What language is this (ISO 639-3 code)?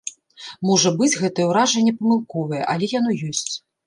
bel